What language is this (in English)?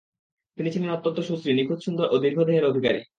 Bangla